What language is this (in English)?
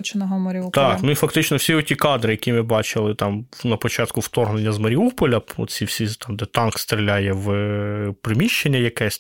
Ukrainian